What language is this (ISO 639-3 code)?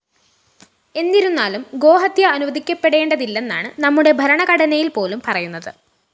mal